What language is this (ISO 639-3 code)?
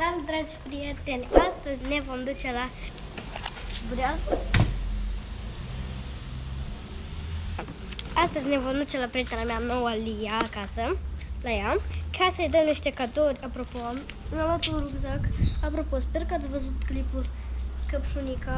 ron